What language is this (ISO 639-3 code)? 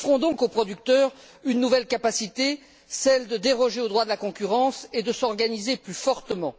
fra